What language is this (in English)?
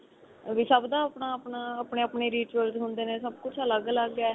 Punjabi